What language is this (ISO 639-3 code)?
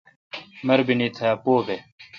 xka